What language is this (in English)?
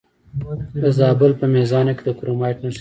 Pashto